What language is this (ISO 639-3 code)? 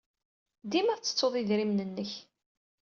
kab